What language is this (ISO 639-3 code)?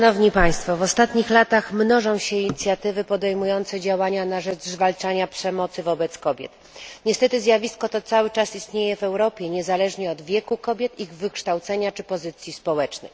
pol